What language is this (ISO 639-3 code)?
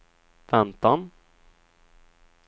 swe